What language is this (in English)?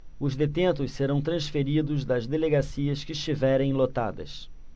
Portuguese